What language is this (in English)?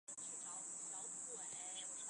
Chinese